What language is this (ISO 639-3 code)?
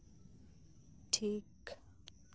sat